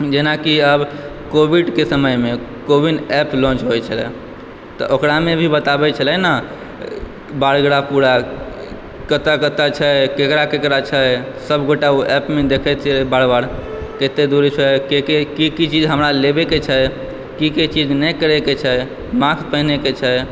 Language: Maithili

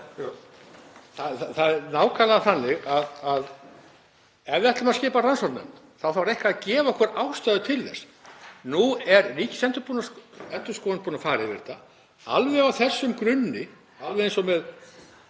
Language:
Icelandic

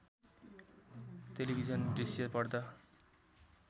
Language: Nepali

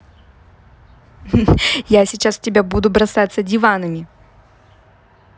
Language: Russian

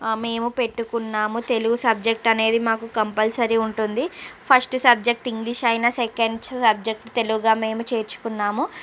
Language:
Telugu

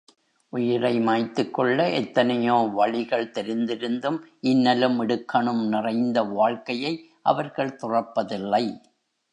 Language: Tamil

